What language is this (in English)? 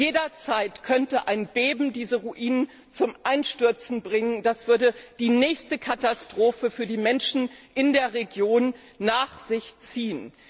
German